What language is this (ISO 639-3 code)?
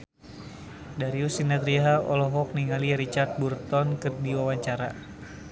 sun